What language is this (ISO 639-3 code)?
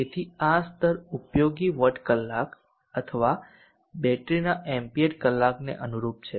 guj